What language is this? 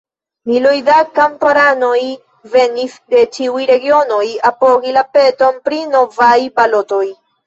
Esperanto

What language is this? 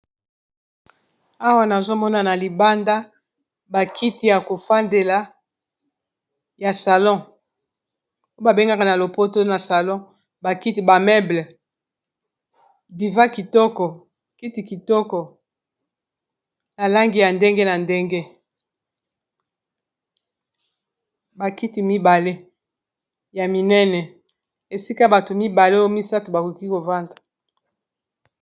Lingala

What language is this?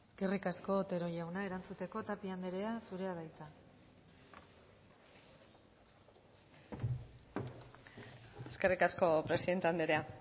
Basque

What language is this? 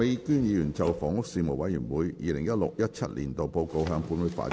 Cantonese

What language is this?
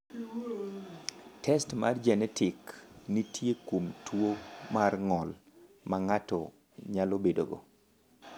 Luo (Kenya and Tanzania)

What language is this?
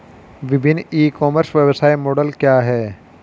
Hindi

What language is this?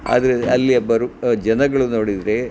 Kannada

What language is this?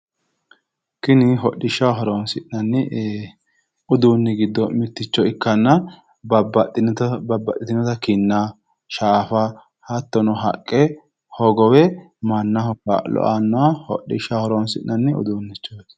Sidamo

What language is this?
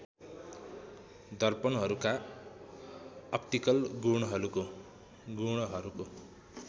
Nepali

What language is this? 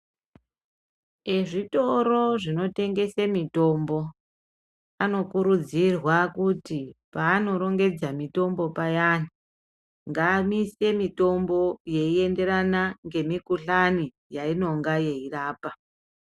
Ndau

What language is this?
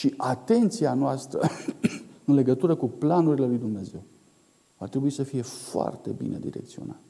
Romanian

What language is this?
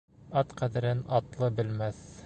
Bashkir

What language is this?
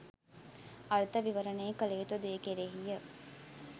Sinhala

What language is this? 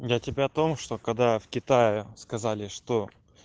Russian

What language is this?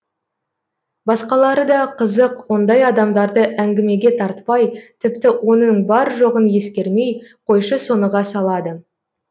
Kazakh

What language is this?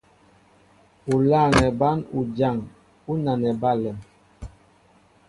Mbo (Cameroon)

